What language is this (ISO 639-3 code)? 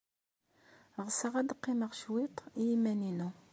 kab